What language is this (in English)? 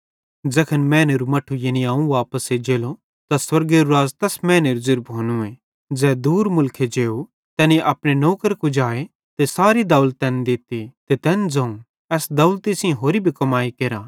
Bhadrawahi